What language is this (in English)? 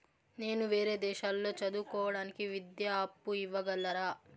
Telugu